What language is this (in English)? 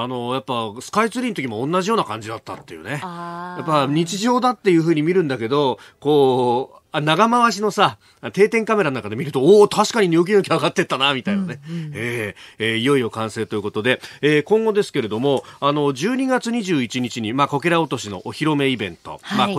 Japanese